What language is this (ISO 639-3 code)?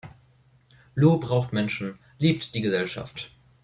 deu